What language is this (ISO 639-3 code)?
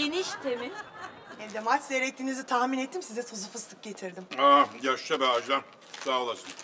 tur